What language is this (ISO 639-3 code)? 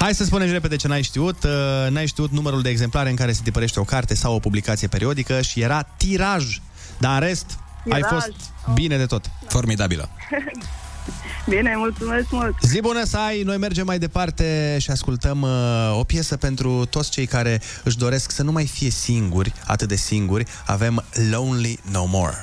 ron